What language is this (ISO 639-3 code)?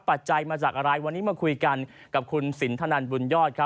tha